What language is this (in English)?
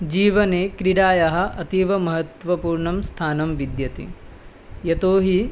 Sanskrit